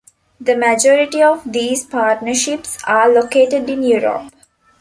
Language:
English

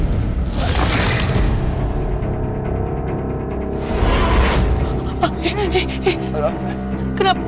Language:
Indonesian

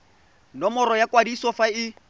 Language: Tswana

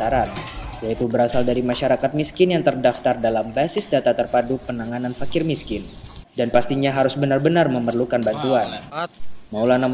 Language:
Indonesian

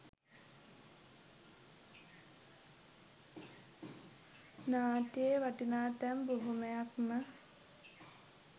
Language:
Sinhala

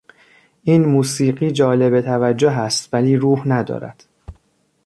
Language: Persian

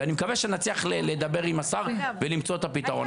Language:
Hebrew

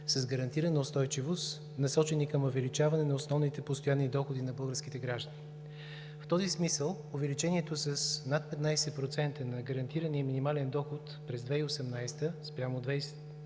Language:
Bulgarian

